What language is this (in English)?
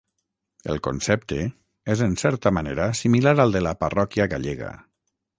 Catalan